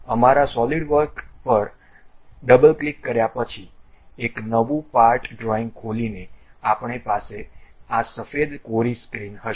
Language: Gujarati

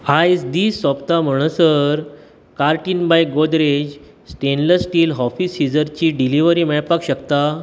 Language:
Konkani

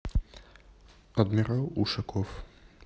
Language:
Russian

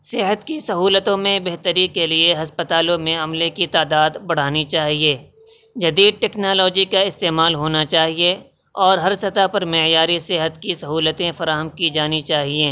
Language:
Urdu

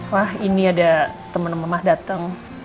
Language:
Indonesian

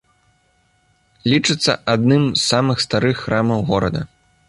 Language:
Belarusian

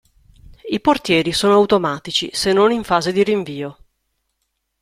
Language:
Italian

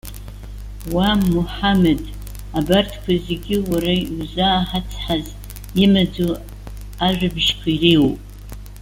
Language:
Abkhazian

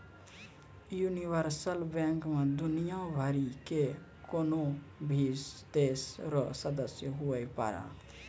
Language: Maithili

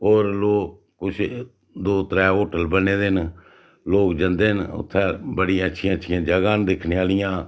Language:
Dogri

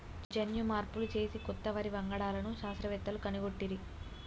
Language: Telugu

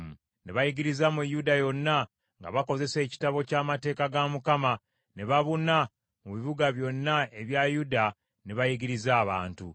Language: Ganda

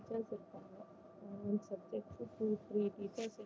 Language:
Tamil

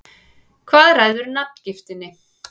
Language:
Icelandic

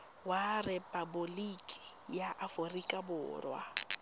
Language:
Tswana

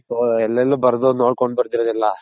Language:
Kannada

